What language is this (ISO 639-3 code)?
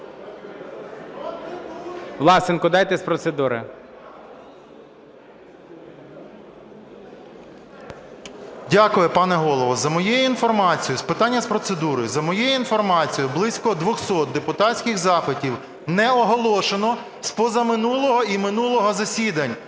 ukr